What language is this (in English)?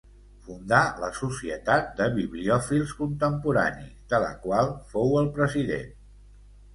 Catalan